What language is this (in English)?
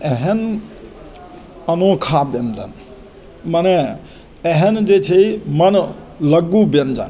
Maithili